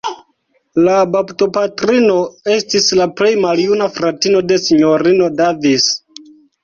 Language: Esperanto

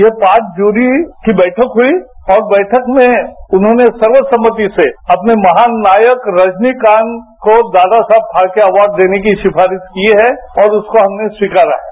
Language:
Hindi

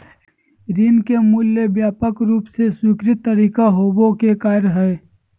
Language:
Magahi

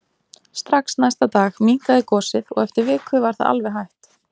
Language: Icelandic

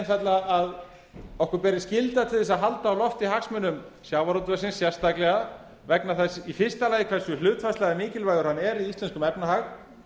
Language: Icelandic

